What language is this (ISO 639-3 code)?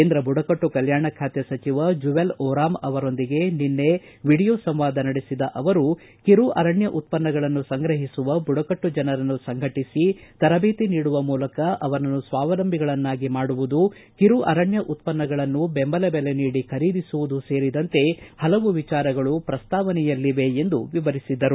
kan